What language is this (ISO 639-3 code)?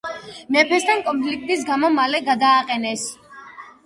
kat